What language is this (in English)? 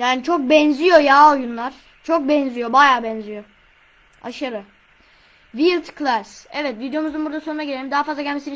Turkish